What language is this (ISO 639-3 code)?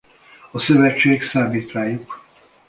hun